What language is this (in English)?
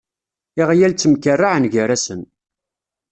Kabyle